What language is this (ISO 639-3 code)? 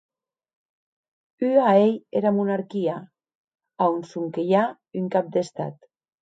oci